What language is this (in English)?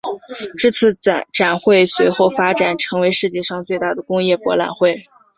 Chinese